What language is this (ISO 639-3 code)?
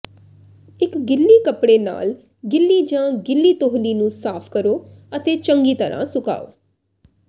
pan